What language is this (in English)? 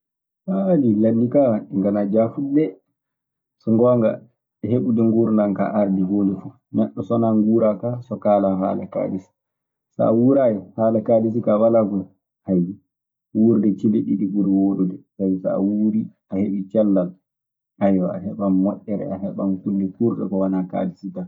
Maasina Fulfulde